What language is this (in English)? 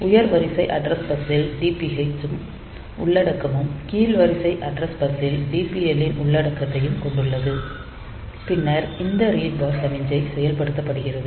Tamil